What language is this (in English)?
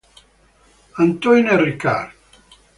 Italian